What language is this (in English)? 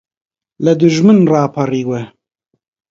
Central Kurdish